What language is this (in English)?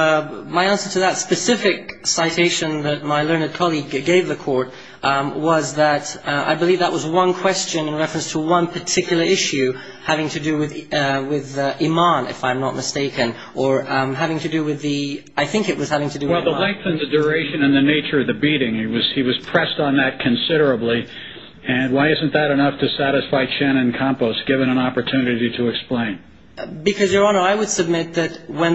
English